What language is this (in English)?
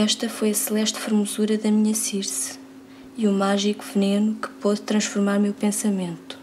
Portuguese